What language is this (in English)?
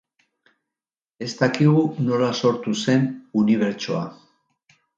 Basque